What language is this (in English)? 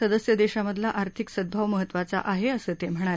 Marathi